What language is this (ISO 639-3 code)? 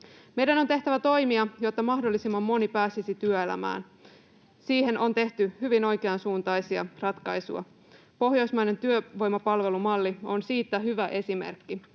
fin